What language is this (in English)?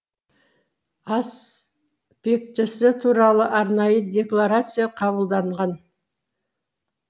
Kazakh